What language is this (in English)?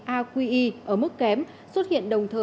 Vietnamese